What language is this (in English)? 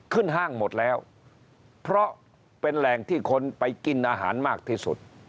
Thai